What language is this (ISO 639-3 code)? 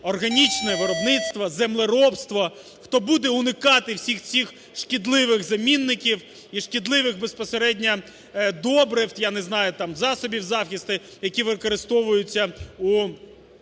ukr